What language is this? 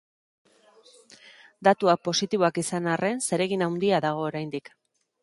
Basque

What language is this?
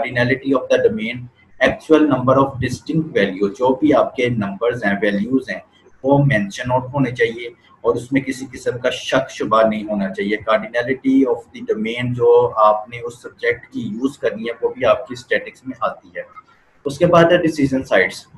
Hindi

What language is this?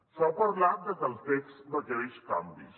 Catalan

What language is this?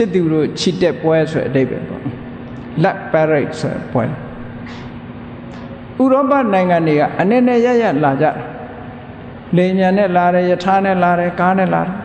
Burmese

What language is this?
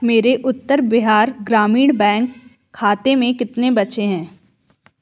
Hindi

